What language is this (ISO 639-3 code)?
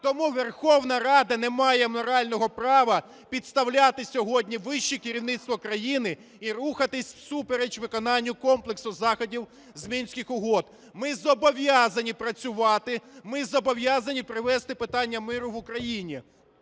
ukr